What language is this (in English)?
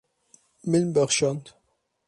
Kurdish